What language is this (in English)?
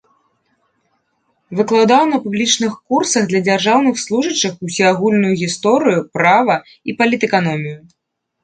Belarusian